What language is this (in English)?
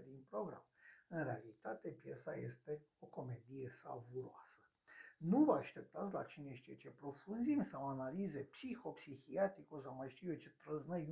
Romanian